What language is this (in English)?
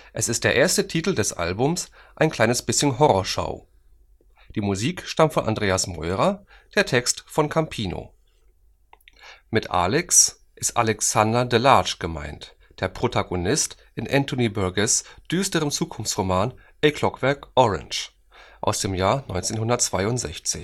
German